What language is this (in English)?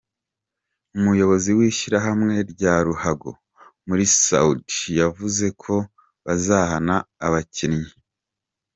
Kinyarwanda